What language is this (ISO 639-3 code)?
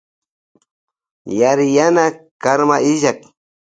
qvj